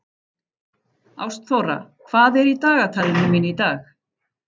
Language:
Icelandic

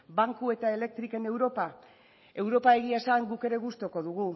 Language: Basque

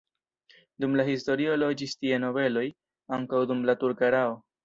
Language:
Esperanto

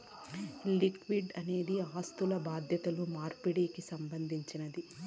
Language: Telugu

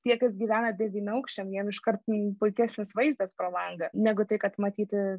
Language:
Lithuanian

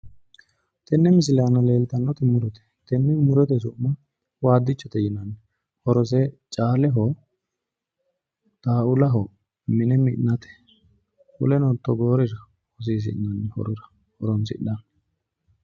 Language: Sidamo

